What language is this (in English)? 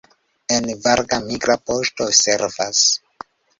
Esperanto